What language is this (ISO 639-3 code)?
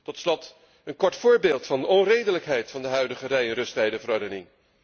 nld